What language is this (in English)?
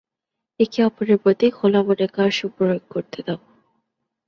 Bangla